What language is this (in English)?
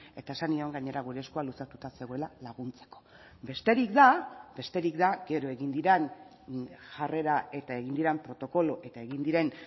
Basque